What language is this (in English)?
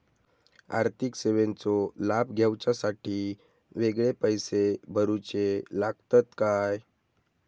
Marathi